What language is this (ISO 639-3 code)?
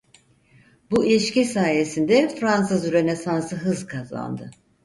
tur